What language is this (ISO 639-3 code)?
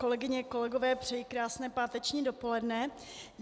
ces